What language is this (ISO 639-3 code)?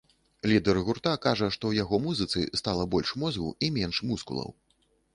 bel